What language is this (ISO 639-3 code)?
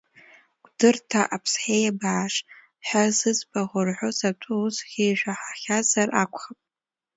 abk